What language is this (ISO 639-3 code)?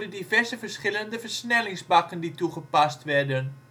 nld